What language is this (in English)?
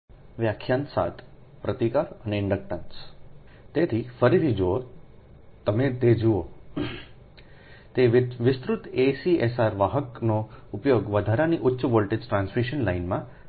Gujarati